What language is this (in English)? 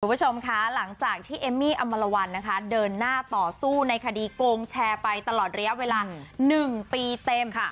Thai